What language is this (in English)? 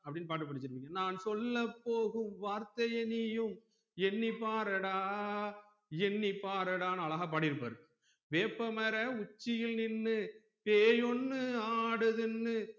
Tamil